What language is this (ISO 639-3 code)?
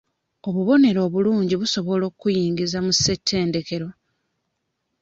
lug